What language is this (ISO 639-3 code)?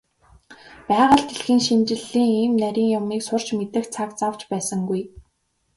mon